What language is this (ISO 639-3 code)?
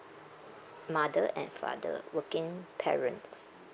eng